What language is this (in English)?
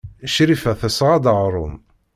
Kabyle